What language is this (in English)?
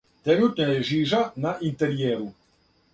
Serbian